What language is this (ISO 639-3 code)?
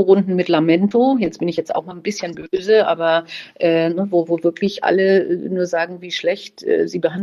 deu